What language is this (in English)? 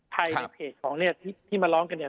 Thai